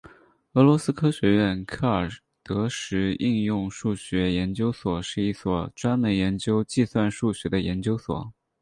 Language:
Chinese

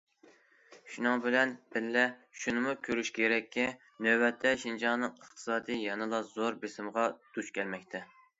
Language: Uyghur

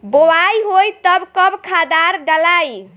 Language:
Bhojpuri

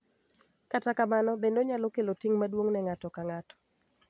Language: Luo (Kenya and Tanzania)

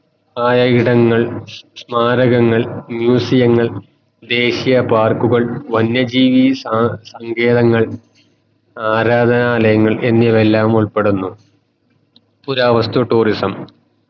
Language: Malayalam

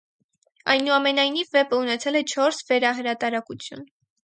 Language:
Armenian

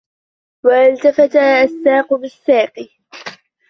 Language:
Arabic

